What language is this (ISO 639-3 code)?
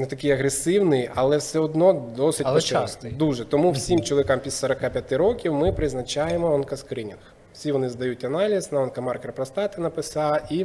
ukr